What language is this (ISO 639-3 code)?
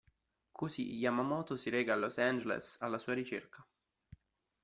ita